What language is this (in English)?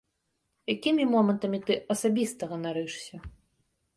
Belarusian